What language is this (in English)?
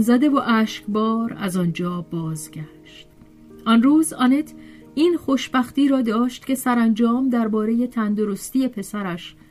Persian